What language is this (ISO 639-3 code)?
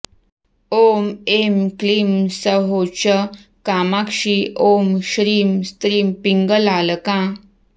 san